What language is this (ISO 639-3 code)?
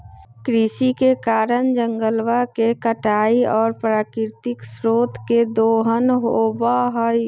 mag